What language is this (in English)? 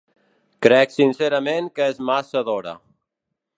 Catalan